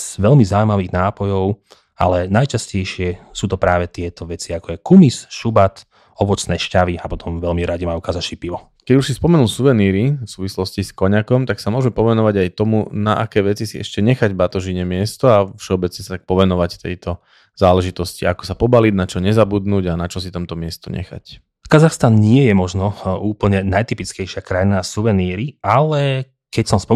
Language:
Slovak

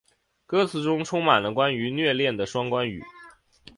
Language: Chinese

